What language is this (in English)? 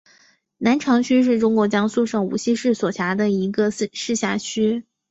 Chinese